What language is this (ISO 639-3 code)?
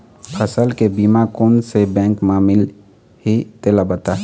hne